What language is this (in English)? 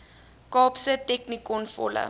Afrikaans